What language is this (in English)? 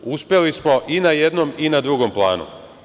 Serbian